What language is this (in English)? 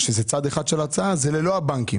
Hebrew